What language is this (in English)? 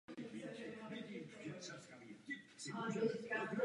Czech